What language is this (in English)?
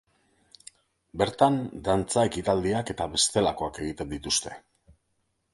Basque